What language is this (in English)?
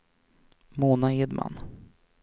Swedish